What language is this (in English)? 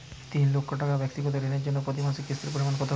Bangla